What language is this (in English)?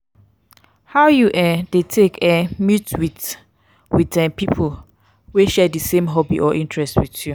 Nigerian Pidgin